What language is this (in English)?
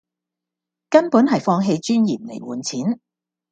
Cantonese